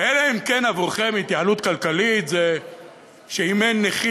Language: Hebrew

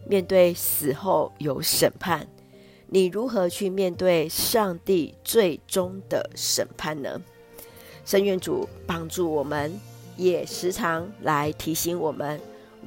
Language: Chinese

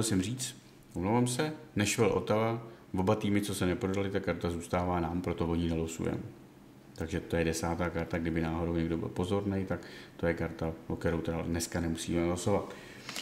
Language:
Czech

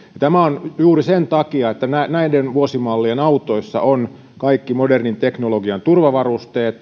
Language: Finnish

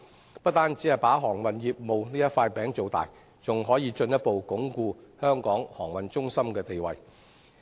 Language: Cantonese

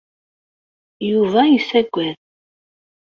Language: Kabyle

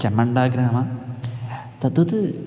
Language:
Sanskrit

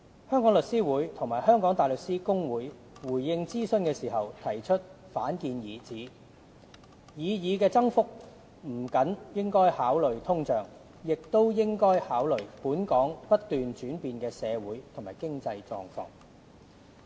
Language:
Cantonese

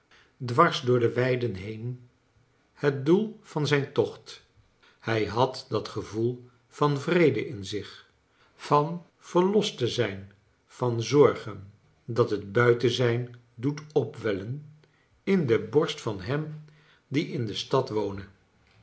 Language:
Dutch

